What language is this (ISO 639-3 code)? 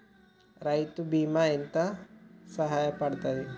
tel